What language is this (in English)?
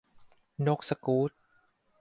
Thai